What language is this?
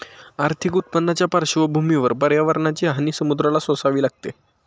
Marathi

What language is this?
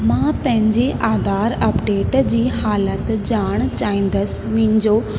Sindhi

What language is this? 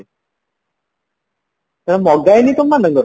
Odia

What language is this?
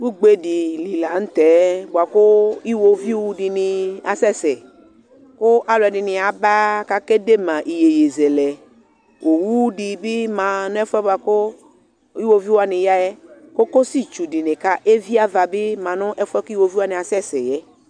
Ikposo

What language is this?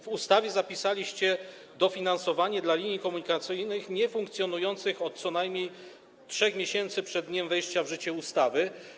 Polish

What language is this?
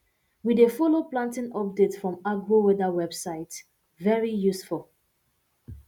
Nigerian Pidgin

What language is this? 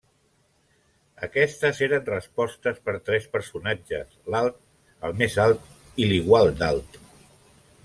Catalan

